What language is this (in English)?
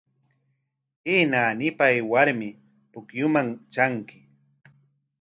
Corongo Ancash Quechua